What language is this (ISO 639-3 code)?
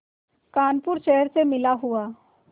hin